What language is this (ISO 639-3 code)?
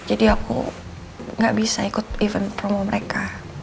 ind